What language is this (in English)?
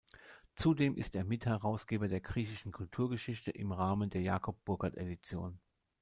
German